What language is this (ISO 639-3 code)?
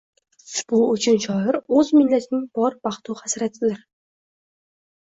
uzb